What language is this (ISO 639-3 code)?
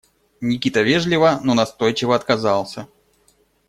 rus